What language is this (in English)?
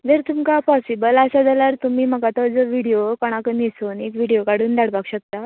Konkani